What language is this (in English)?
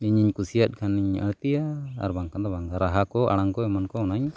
Santali